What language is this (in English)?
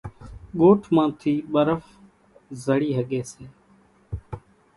Kachi Koli